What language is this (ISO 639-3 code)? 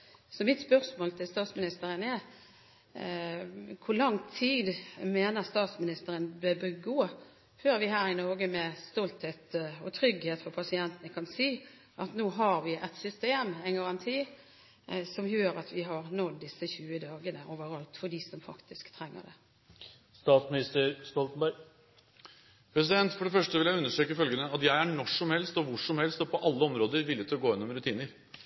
nob